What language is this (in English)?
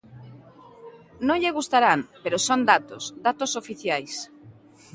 Galician